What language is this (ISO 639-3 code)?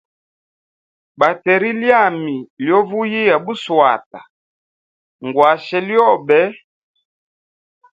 hem